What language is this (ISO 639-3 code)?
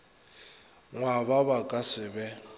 nso